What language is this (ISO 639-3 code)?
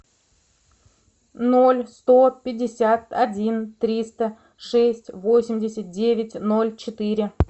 rus